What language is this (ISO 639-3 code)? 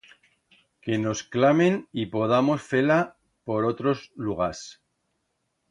arg